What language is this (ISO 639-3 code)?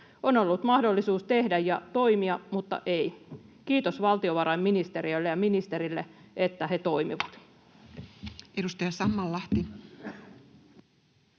fin